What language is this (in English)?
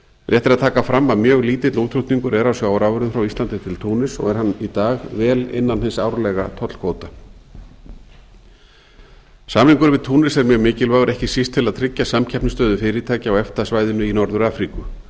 Icelandic